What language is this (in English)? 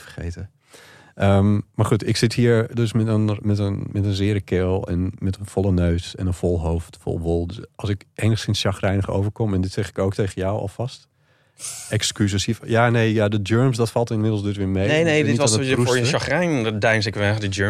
Dutch